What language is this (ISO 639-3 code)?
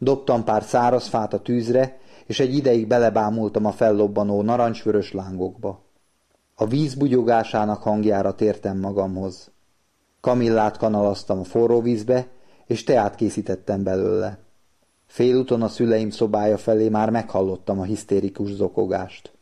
hun